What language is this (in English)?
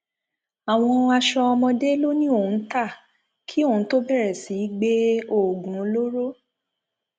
Yoruba